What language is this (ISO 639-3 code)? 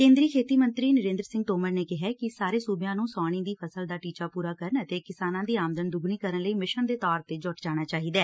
pan